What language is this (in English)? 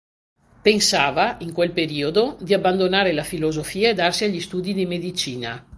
Italian